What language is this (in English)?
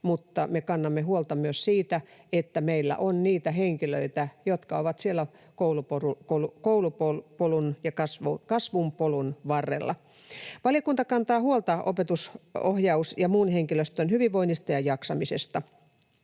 Finnish